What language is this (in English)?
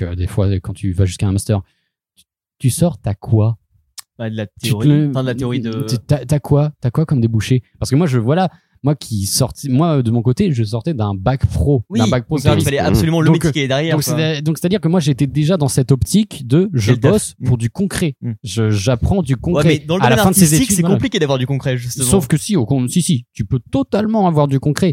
French